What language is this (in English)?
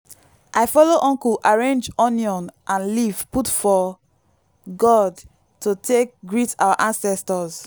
Nigerian Pidgin